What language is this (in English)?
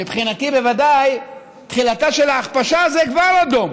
Hebrew